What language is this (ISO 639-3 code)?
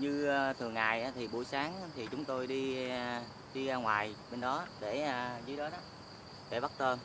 vie